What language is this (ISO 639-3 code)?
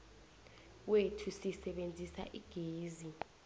nbl